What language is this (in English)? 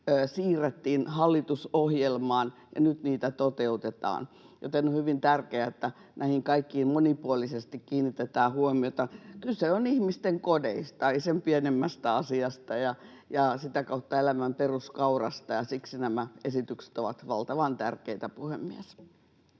Finnish